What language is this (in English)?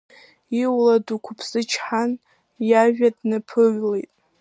Abkhazian